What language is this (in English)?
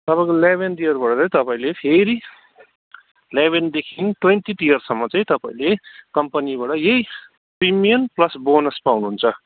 Nepali